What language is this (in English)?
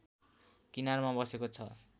Nepali